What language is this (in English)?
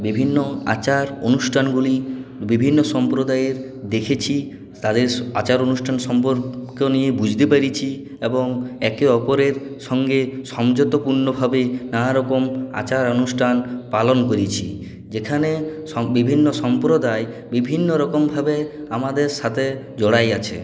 Bangla